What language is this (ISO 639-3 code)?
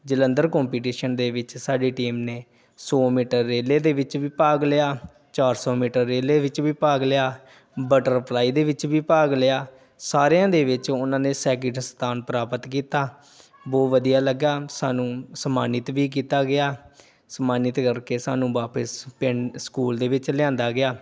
pan